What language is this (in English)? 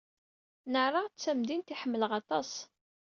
Kabyle